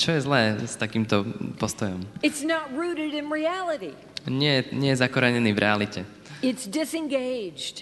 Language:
Slovak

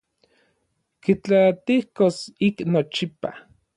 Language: Orizaba Nahuatl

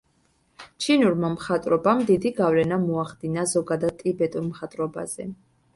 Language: Georgian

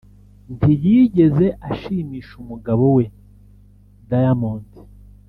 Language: Kinyarwanda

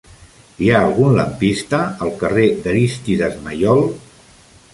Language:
Catalan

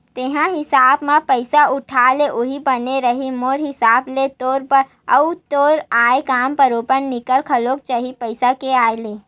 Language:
Chhattisgarhi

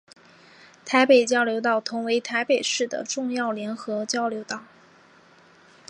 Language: Chinese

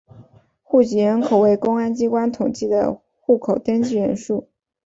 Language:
Chinese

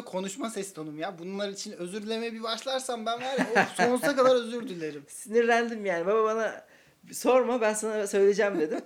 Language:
Turkish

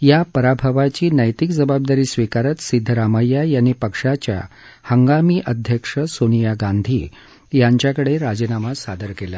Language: Marathi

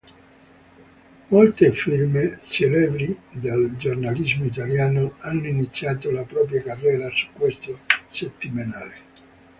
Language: Italian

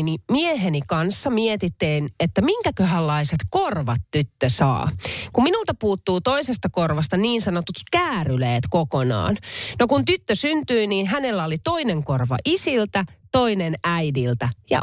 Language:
Finnish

